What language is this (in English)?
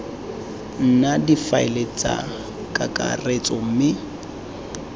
Tswana